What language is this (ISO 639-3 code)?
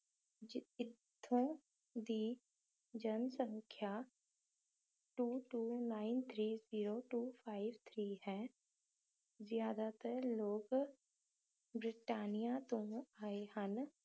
pan